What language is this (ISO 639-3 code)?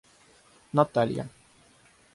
rus